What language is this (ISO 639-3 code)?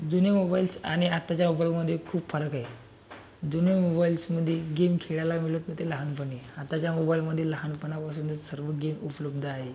mar